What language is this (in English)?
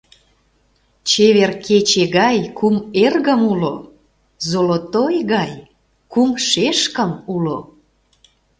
Mari